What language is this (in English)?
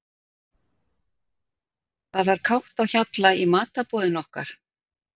Icelandic